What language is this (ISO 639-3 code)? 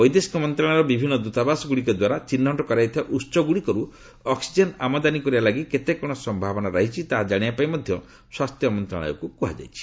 ori